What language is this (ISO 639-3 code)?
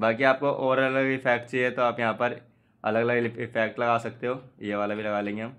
hin